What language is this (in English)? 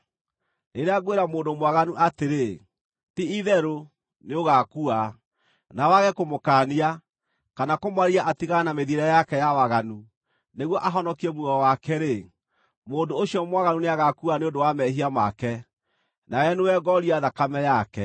Kikuyu